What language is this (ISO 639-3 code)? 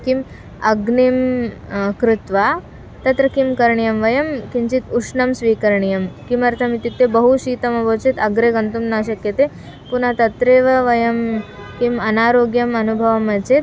san